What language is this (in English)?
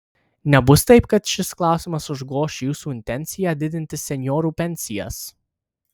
Lithuanian